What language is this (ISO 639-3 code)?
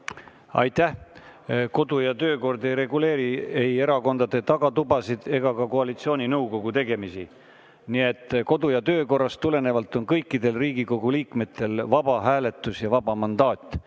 est